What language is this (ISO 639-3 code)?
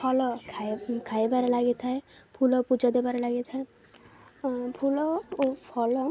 ori